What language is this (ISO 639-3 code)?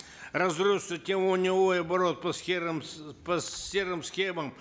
kaz